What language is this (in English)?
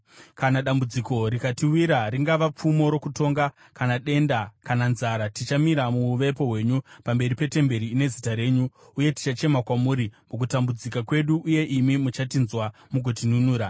Shona